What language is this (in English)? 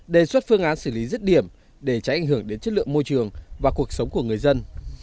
Vietnamese